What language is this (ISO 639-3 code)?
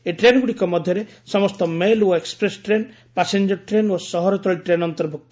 ori